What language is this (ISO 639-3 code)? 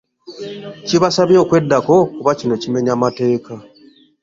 lug